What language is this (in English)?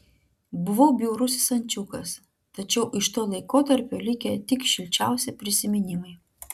Lithuanian